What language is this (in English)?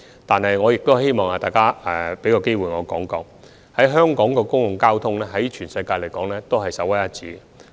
Cantonese